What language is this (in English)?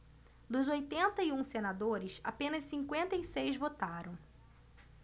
Portuguese